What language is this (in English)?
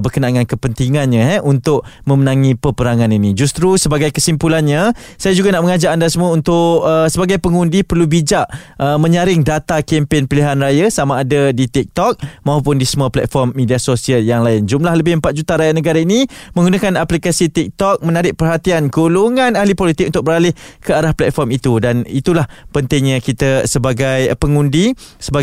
Malay